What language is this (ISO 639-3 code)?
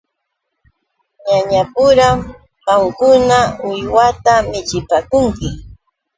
qux